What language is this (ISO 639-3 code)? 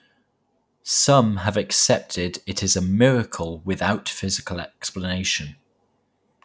eng